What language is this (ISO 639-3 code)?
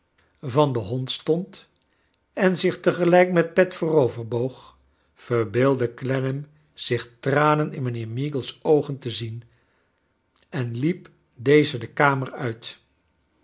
nld